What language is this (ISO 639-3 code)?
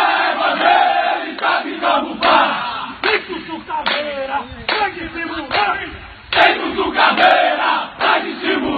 por